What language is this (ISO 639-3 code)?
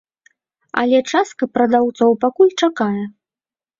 bel